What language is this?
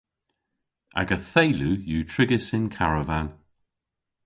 Cornish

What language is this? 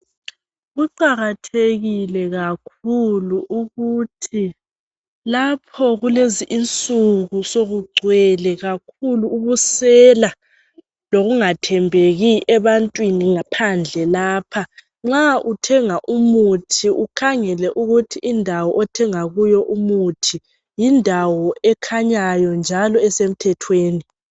North Ndebele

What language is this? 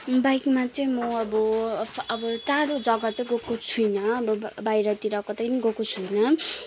Nepali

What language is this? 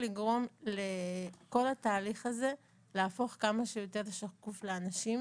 Hebrew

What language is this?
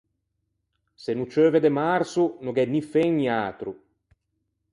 Ligurian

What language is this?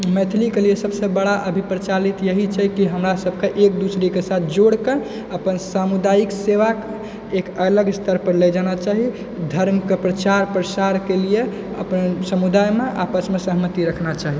Maithili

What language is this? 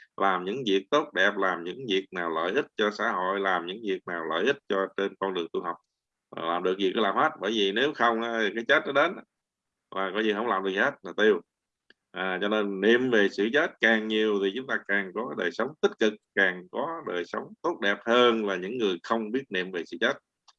Vietnamese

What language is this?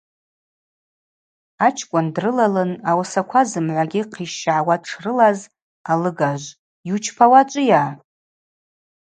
Abaza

